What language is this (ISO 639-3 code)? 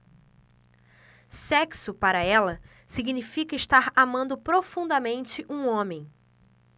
por